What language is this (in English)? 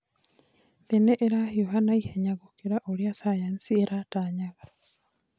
Kikuyu